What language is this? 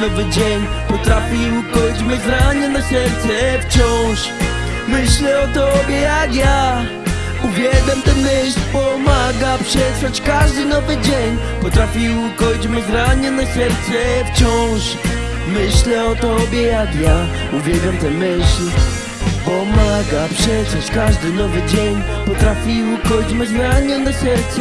Polish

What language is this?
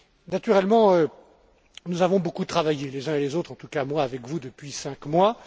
French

